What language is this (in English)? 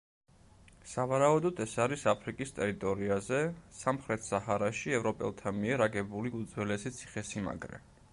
Georgian